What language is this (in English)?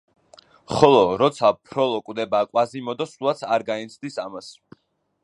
Georgian